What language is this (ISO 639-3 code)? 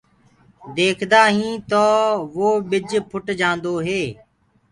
ggg